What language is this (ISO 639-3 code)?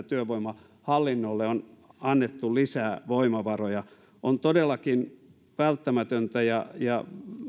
fin